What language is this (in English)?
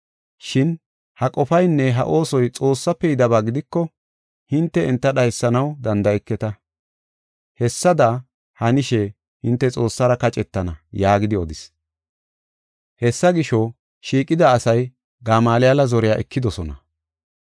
Gofa